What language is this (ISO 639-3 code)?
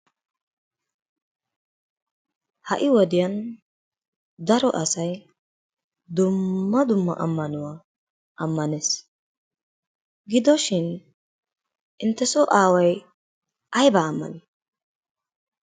wal